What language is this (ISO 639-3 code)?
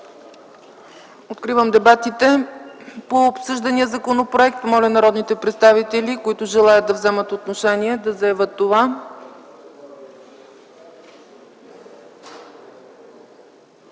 bul